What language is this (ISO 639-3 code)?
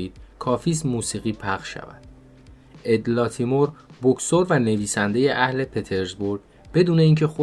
fas